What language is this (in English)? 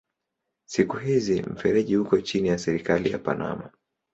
Swahili